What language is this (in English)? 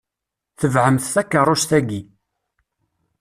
Kabyle